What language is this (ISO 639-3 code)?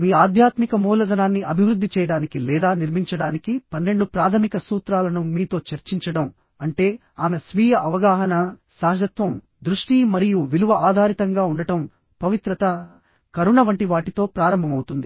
tel